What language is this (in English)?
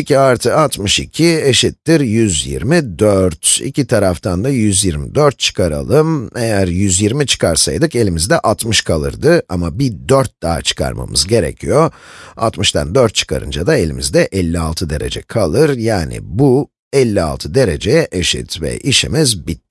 Turkish